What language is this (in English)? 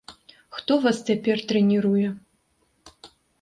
Belarusian